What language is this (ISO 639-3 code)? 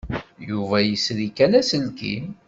kab